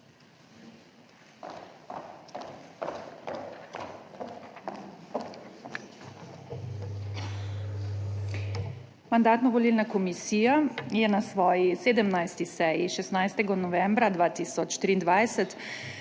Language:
Slovenian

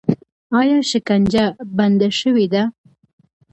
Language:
Pashto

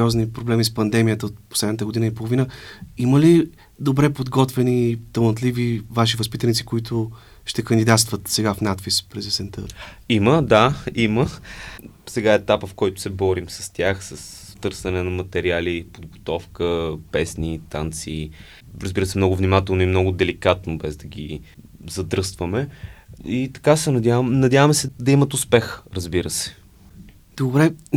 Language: Bulgarian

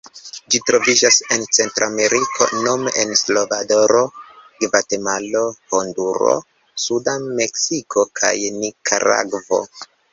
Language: Esperanto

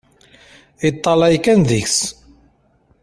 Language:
Kabyle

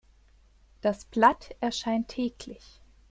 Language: German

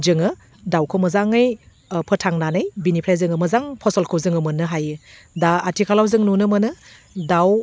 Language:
Bodo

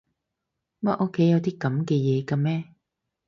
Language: Cantonese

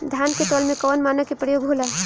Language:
Bhojpuri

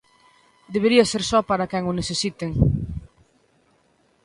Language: Galician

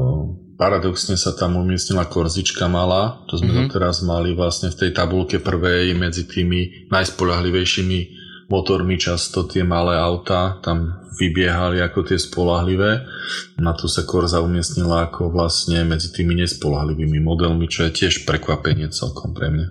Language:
Slovak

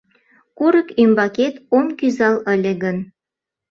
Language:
Mari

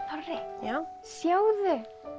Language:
Icelandic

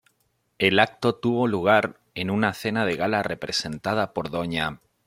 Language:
Spanish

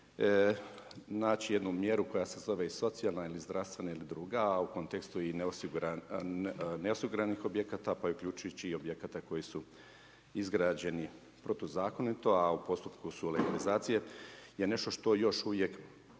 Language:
Croatian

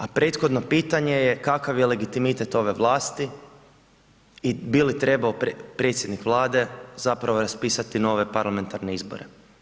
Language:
Croatian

